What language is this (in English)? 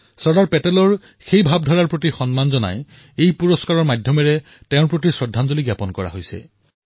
Assamese